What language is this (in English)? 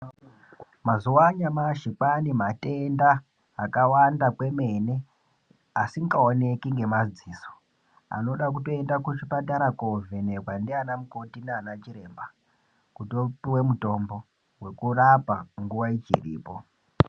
Ndau